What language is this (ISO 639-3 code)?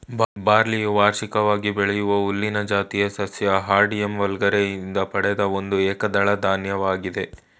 kan